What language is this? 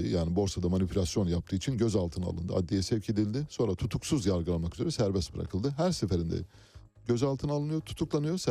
Turkish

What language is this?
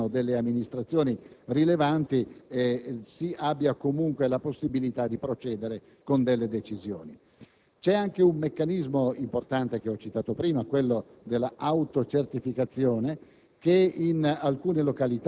Italian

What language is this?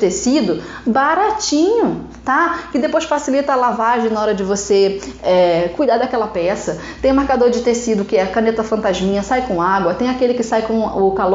Portuguese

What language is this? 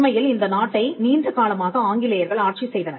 Tamil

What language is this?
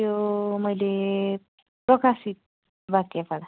Nepali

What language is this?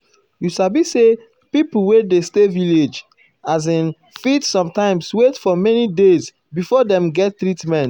Nigerian Pidgin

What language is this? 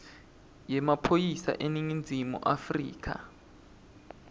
Swati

